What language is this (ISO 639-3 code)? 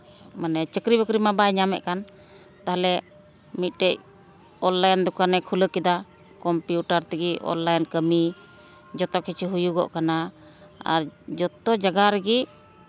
sat